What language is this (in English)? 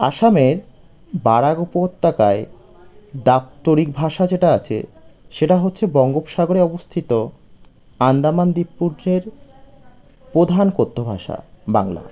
Bangla